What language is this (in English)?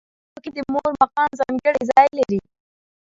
Pashto